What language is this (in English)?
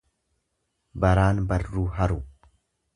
Oromo